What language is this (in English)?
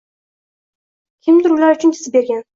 Uzbek